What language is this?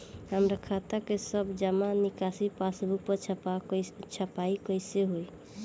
Bhojpuri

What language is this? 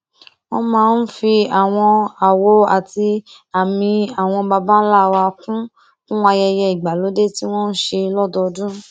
Yoruba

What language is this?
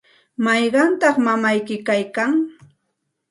Santa Ana de Tusi Pasco Quechua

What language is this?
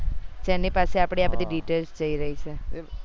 Gujarati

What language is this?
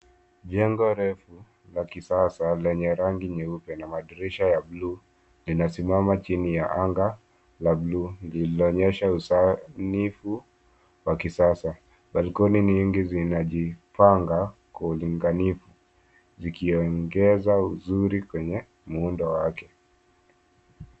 Swahili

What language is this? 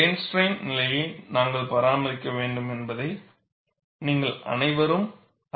Tamil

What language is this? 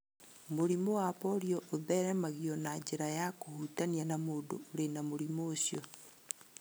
Kikuyu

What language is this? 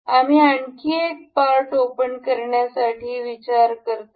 Marathi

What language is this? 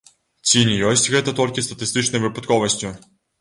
Belarusian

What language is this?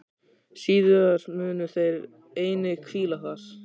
Icelandic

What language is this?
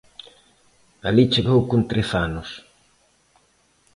Galician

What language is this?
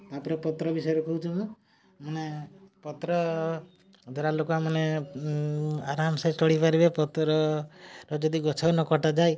Odia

